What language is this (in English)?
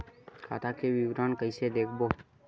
Chhattisgarhi